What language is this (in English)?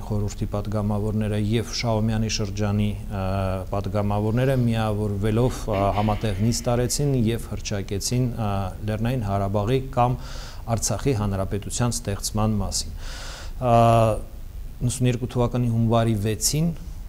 Romanian